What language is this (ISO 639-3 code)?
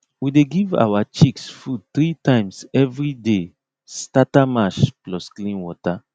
pcm